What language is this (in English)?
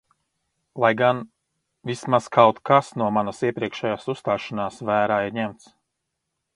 Latvian